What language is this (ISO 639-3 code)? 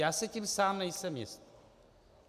ces